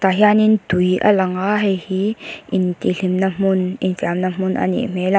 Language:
Mizo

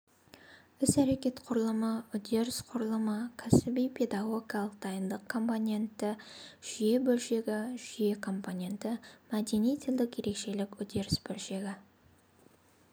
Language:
Kazakh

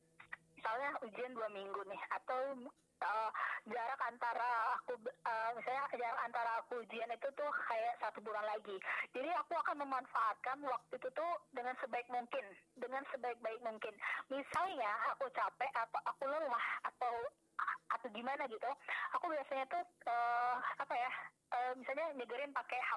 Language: Indonesian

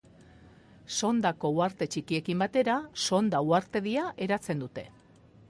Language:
Basque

